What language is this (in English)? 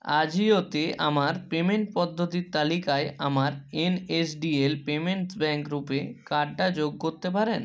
Bangla